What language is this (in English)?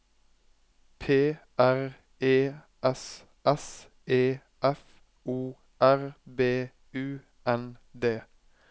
Norwegian